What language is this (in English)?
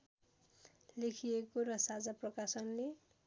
Nepali